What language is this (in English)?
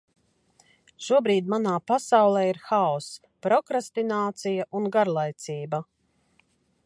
Latvian